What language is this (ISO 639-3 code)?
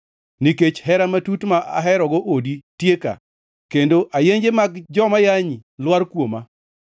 luo